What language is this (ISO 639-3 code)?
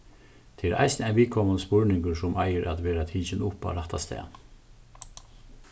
fao